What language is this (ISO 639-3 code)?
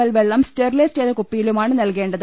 mal